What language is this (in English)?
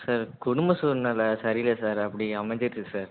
Tamil